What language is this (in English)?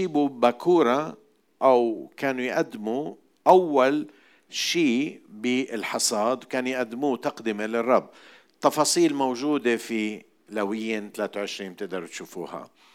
Arabic